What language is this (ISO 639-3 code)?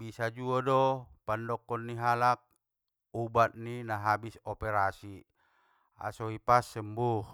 btm